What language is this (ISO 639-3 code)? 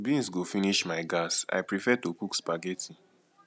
pcm